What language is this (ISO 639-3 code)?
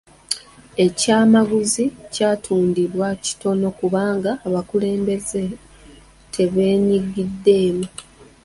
lug